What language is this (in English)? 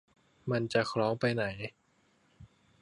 Thai